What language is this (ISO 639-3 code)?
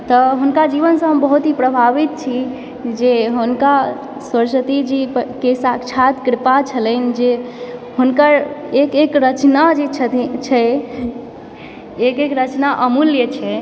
mai